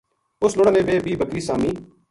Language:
Gujari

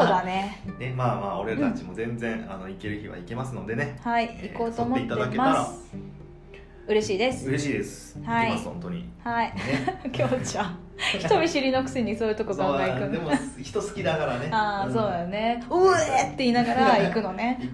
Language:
Japanese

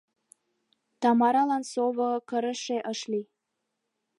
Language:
Mari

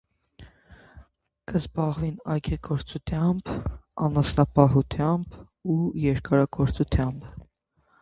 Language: Armenian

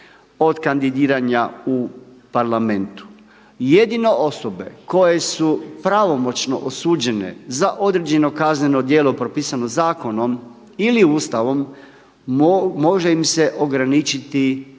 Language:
Croatian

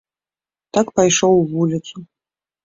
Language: Belarusian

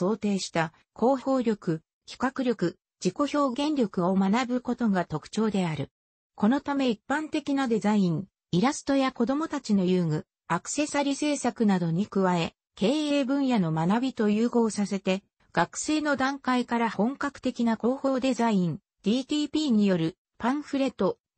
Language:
Japanese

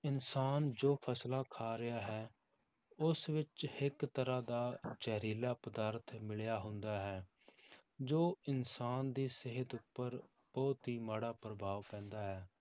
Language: Punjabi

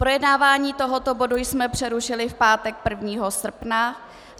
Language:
Czech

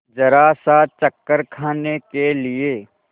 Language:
Hindi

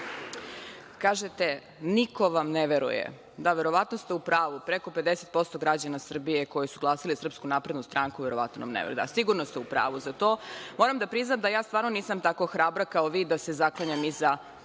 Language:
Serbian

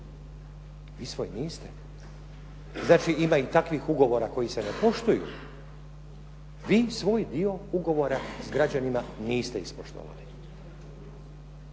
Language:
Croatian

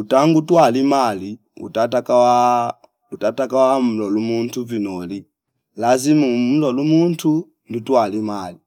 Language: Fipa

